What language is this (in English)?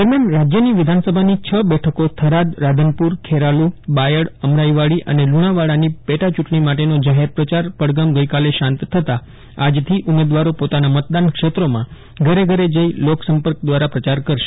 Gujarati